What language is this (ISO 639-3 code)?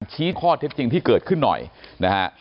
tha